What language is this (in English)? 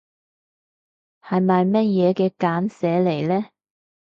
Cantonese